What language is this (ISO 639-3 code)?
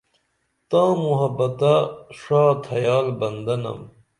dml